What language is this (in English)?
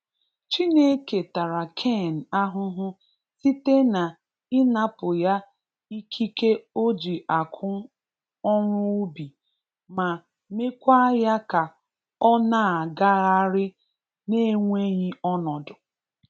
Igbo